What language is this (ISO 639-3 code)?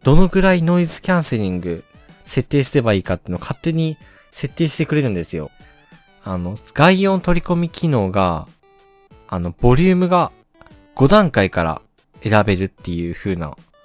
jpn